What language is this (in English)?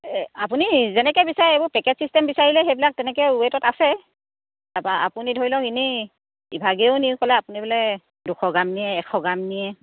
Assamese